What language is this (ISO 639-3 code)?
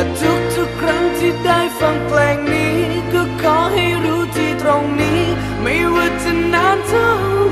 tha